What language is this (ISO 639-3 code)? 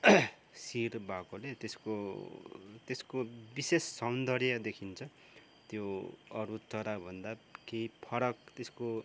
nep